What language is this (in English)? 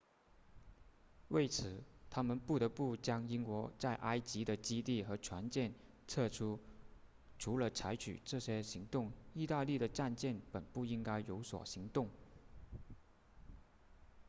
Chinese